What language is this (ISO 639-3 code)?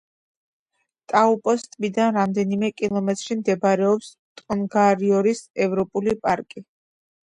kat